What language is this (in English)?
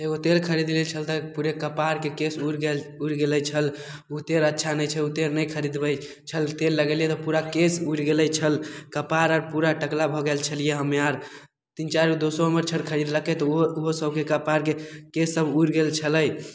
Maithili